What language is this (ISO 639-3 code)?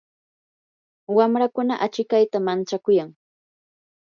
qur